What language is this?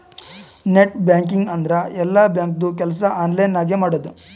Kannada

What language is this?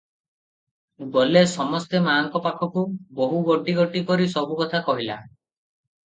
Odia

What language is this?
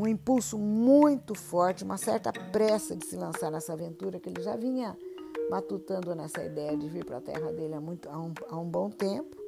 Portuguese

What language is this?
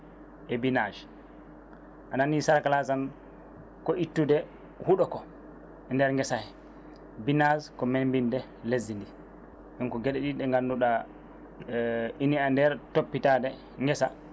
Fula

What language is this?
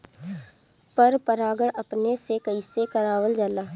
Bhojpuri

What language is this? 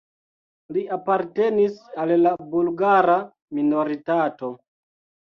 Esperanto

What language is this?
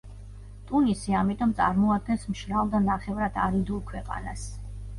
Georgian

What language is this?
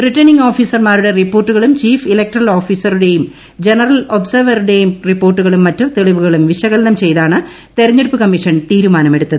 Malayalam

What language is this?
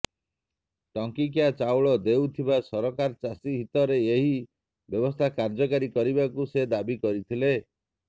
Odia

